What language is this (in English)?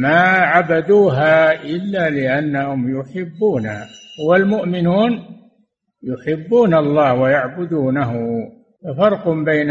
Arabic